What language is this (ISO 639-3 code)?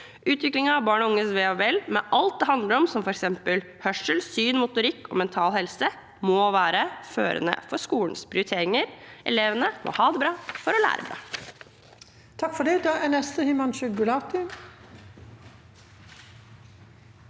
nor